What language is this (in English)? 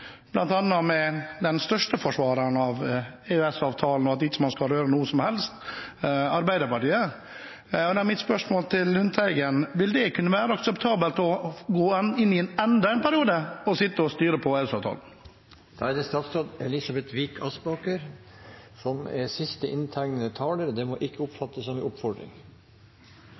Norwegian Bokmål